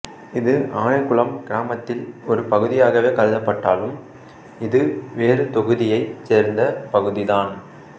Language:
Tamil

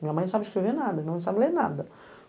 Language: Portuguese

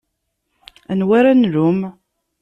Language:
Kabyle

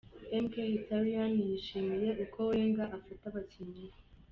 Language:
Kinyarwanda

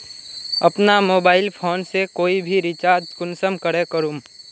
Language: Magahi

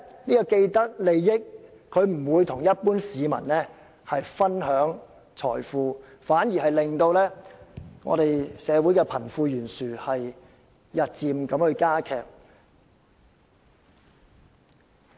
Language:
Cantonese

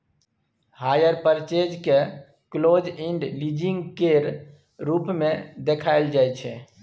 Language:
Maithili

